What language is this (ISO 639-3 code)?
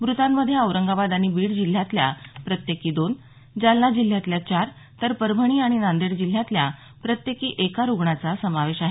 mar